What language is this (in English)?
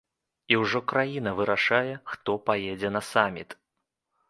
Belarusian